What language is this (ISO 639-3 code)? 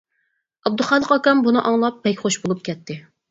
uig